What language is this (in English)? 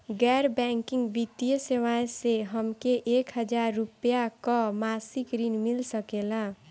Bhojpuri